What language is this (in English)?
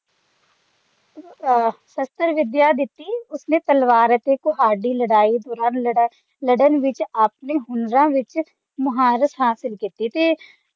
Punjabi